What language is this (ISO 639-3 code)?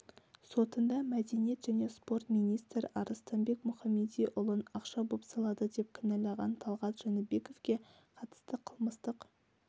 kaz